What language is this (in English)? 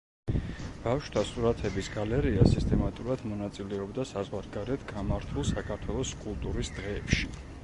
Georgian